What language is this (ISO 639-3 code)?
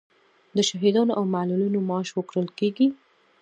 pus